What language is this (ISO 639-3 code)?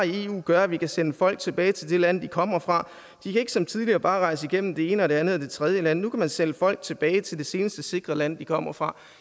dan